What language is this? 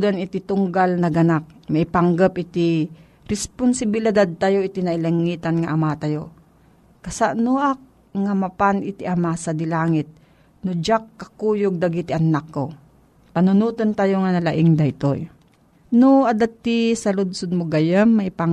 Filipino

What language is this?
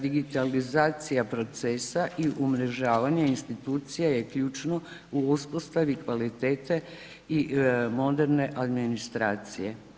Croatian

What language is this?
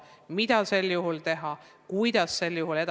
Estonian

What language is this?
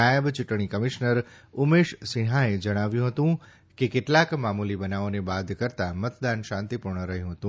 Gujarati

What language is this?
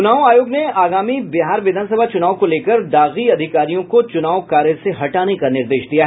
Hindi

